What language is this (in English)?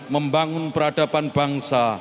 Indonesian